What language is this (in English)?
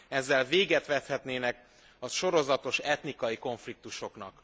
Hungarian